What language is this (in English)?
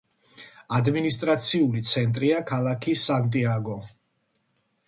Georgian